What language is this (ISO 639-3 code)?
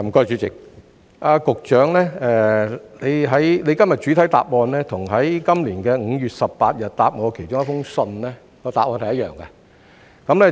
yue